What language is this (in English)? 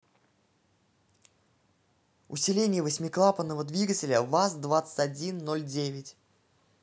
Russian